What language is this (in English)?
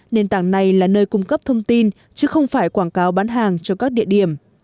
Vietnamese